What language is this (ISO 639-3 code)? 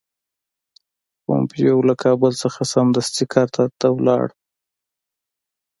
pus